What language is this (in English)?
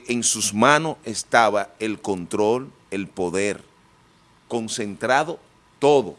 Spanish